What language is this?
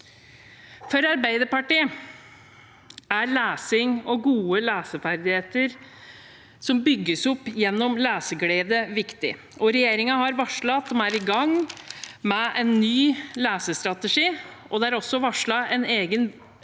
Norwegian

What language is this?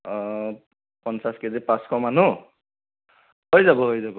Assamese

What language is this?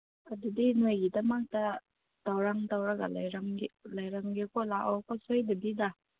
Manipuri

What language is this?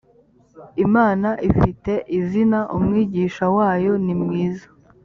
Kinyarwanda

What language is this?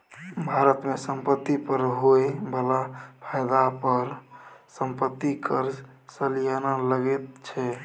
Maithili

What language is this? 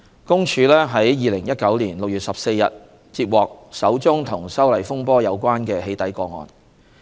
Cantonese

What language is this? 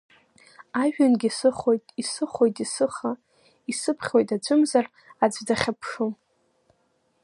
Abkhazian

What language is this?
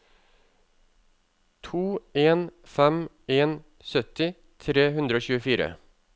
Norwegian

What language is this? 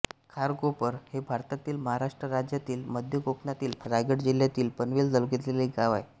Marathi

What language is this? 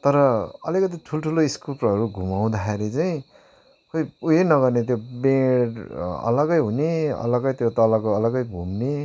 Nepali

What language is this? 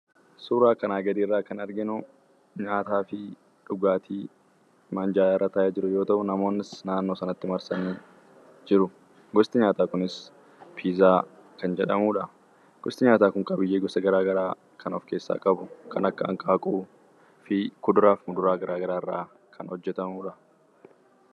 Oromo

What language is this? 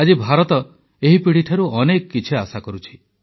Odia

